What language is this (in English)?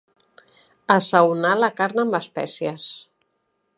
Catalan